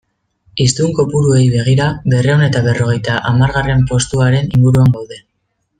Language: Basque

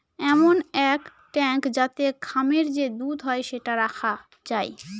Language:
Bangla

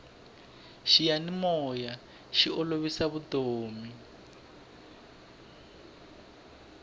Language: Tsonga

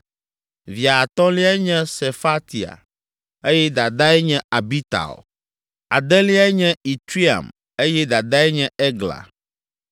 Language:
Ewe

